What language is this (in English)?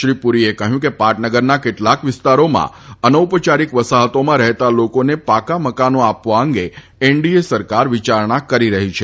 Gujarati